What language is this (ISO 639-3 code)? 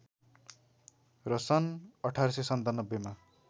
nep